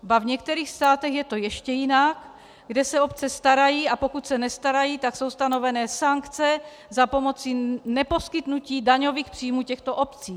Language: Czech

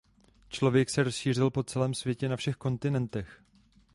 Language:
Czech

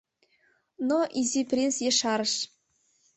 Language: Mari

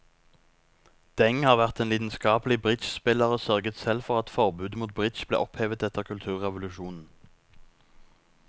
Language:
Norwegian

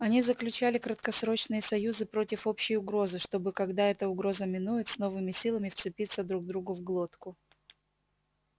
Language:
Russian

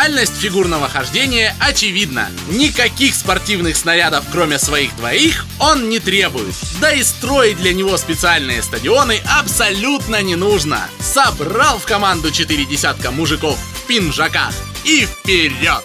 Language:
Russian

